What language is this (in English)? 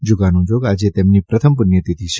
Gujarati